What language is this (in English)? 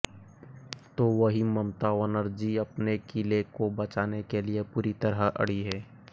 Hindi